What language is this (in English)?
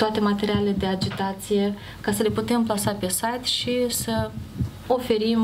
Romanian